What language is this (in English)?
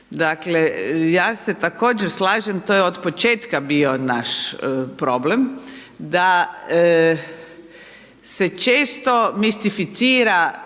Croatian